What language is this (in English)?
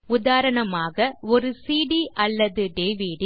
Tamil